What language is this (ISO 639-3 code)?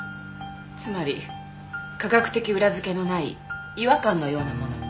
jpn